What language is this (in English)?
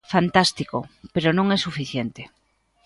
Galician